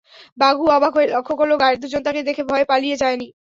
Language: Bangla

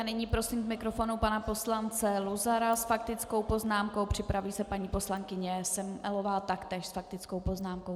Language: Czech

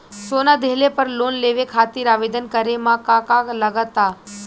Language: Bhojpuri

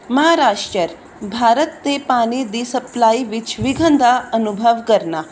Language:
Punjabi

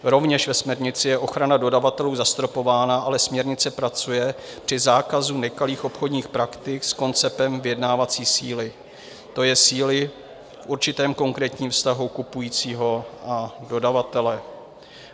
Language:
Czech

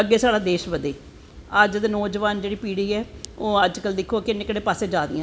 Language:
Dogri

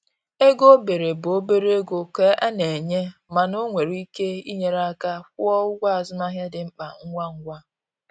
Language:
Igbo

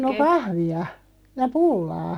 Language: Finnish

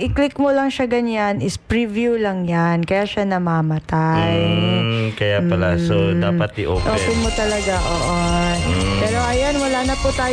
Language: Filipino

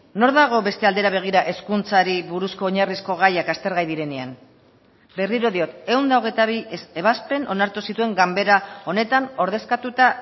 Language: Basque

